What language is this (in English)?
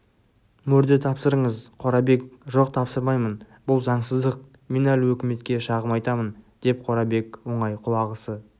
Kazakh